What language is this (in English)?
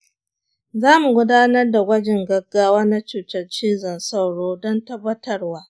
Hausa